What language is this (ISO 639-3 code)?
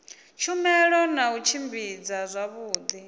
ven